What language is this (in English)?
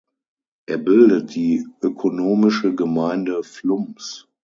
German